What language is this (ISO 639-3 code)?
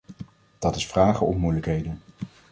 nld